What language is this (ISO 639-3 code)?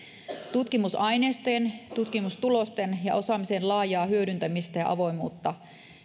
fin